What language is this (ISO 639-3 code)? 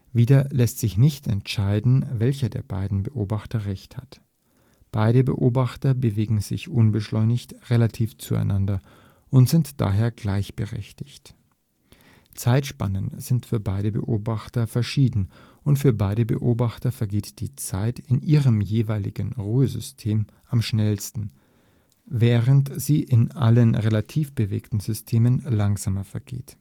deu